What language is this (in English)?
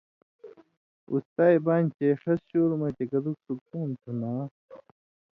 Indus Kohistani